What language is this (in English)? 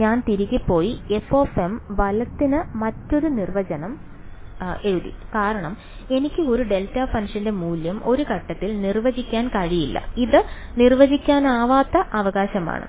Malayalam